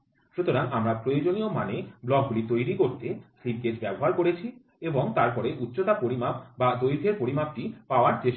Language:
Bangla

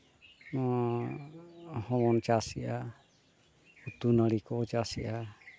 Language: Santali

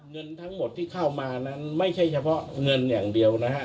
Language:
Thai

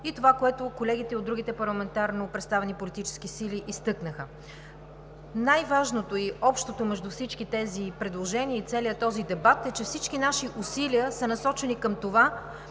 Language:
Bulgarian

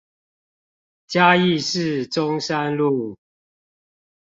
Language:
Chinese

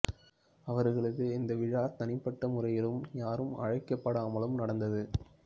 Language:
Tamil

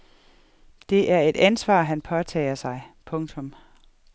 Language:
Danish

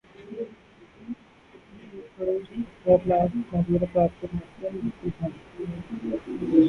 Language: Urdu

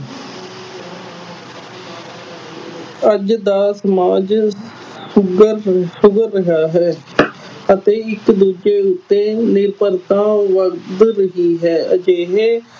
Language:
Punjabi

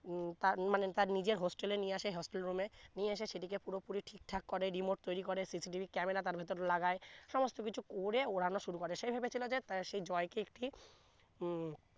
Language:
Bangla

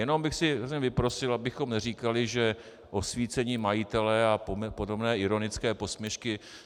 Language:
Czech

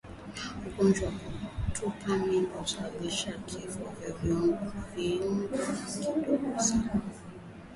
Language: Swahili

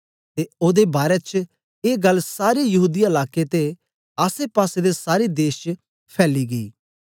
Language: Dogri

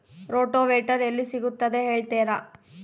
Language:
Kannada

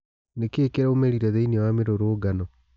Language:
Kikuyu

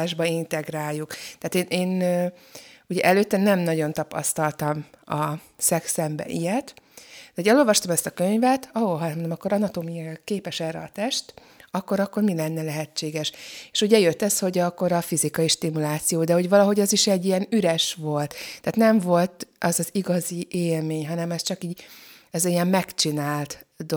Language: Hungarian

